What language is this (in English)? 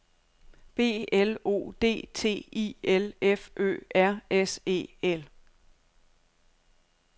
Danish